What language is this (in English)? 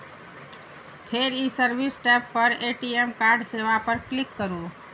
Maithili